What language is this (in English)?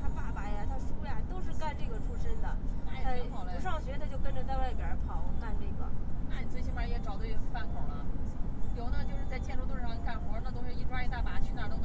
Chinese